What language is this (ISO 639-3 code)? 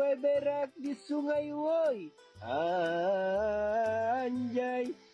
ind